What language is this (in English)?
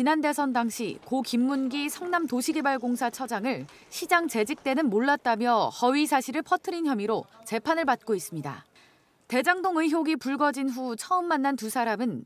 Korean